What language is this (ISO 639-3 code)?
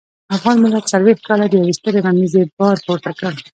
pus